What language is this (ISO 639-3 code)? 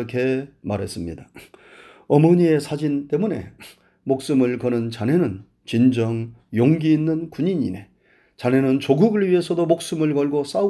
kor